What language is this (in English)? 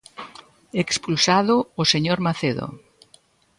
Galician